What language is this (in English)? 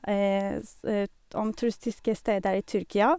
Norwegian